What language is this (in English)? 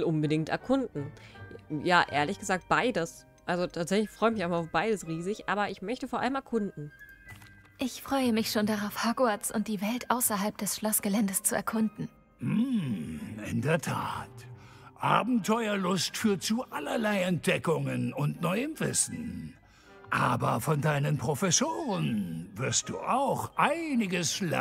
German